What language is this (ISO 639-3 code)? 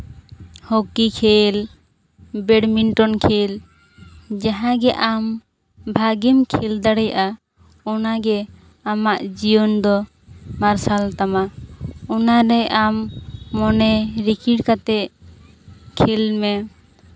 sat